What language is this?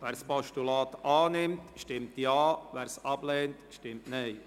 Swiss German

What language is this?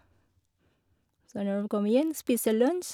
Norwegian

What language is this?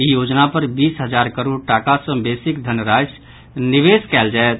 Maithili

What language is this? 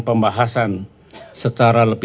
Indonesian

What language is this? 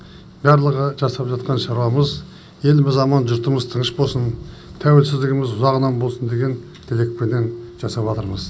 Kazakh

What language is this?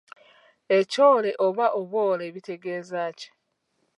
Ganda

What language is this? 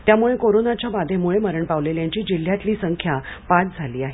Marathi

